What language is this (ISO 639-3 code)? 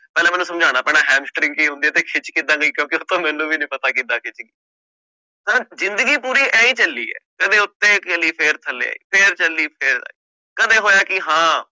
pan